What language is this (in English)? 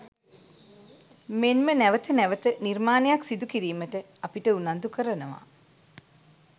Sinhala